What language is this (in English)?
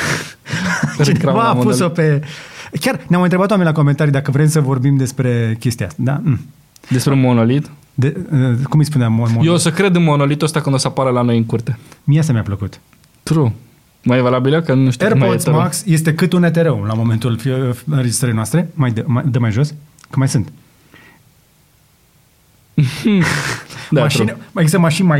Romanian